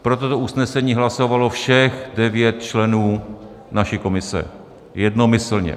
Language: Czech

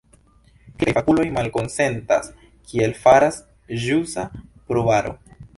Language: Esperanto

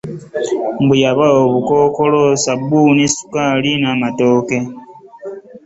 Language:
Ganda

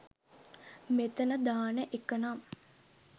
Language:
Sinhala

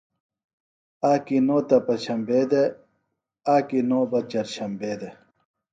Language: Phalura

